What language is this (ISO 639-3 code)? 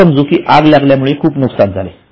mar